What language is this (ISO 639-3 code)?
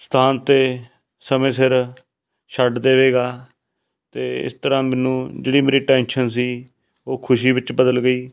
pan